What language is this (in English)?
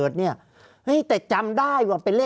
Thai